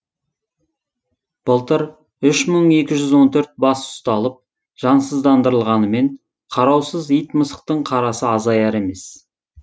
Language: Kazakh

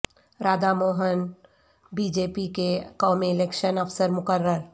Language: Urdu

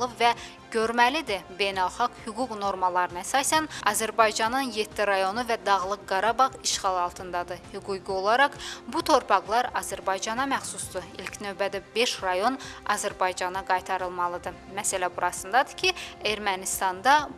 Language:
Azerbaijani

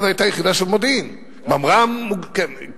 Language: Hebrew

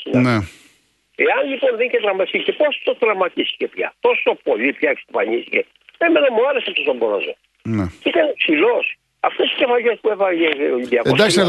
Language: Greek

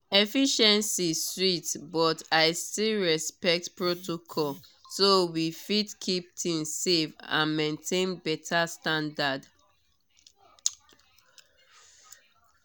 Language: Nigerian Pidgin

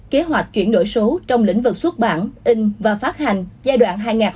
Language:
Vietnamese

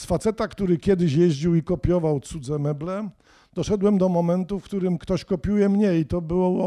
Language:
Polish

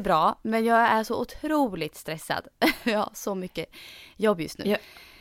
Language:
Swedish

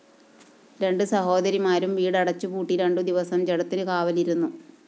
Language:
Malayalam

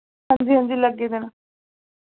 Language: Dogri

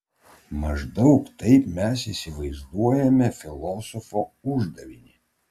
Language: Lithuanian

